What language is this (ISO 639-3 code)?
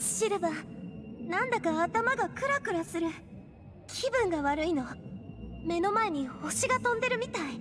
jpn